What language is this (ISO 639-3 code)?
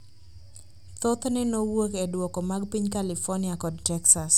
luo